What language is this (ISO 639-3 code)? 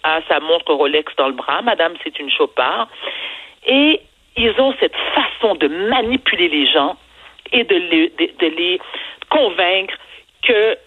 fra